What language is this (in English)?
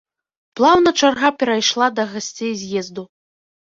Belarusian